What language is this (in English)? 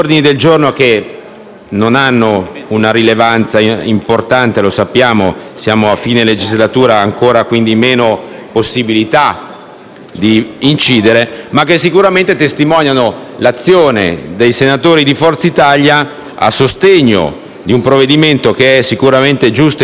Italian